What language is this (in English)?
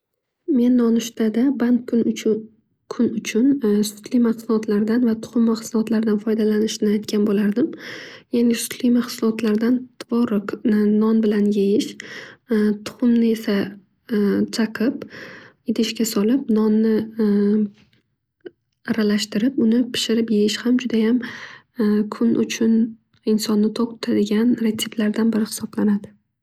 Uzbek